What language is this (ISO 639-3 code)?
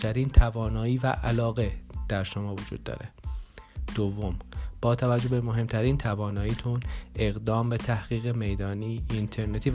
fas